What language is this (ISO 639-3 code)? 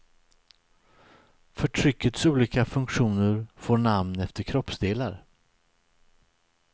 swe